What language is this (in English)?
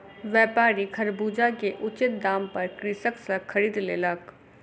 Maithili